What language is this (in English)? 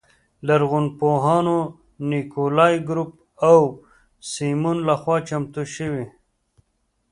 Pashto